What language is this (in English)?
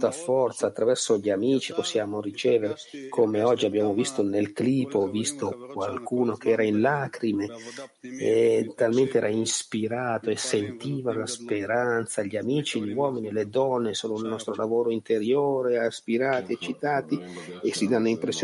Italian